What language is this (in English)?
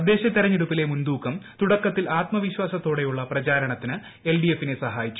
Malayalam